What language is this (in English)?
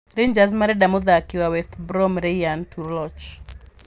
Kikuyu